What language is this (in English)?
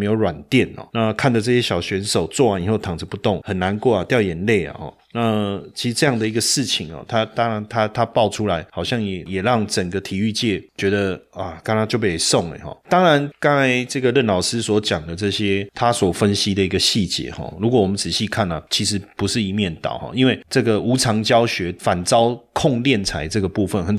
Chinese